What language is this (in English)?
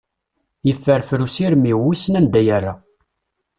Kabyle